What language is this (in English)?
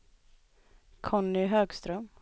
Swedish